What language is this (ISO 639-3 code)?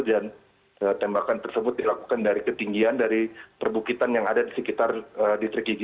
ind